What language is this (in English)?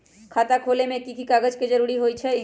Magahi